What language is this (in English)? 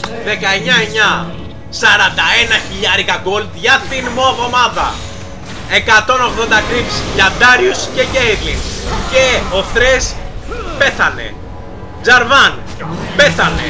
Greek